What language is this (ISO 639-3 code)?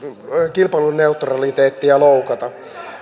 fin